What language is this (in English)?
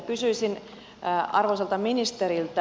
Finnish